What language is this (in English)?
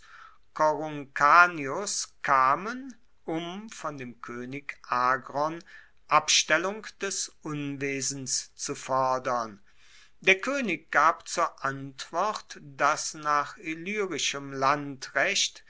German